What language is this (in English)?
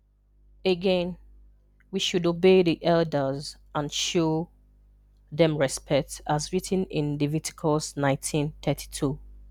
Igbo